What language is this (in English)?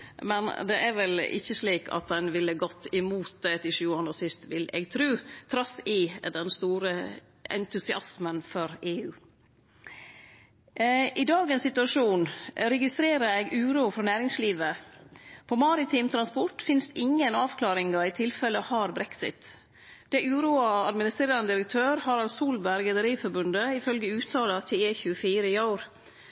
Norwegian Nynorsk